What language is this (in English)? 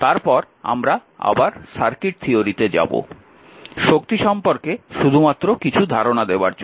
Bangla